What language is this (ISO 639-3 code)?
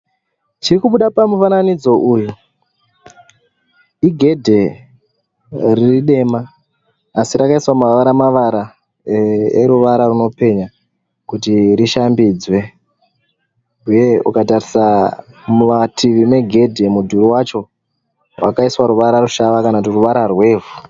sna